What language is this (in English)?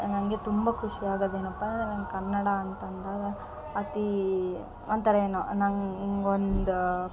Kannada